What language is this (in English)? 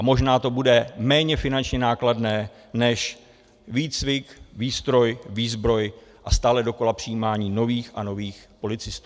Czech